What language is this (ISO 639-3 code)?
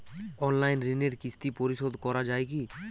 ben